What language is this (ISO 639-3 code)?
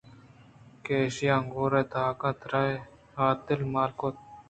bgp